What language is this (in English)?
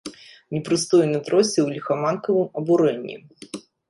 Belarusian